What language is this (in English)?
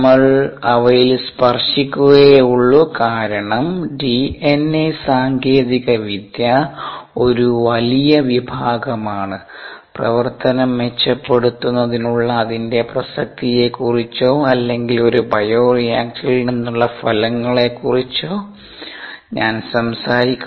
Malayalam